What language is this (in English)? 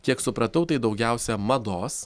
Lithuanian